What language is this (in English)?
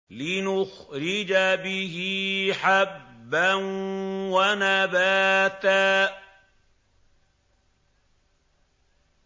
Arabic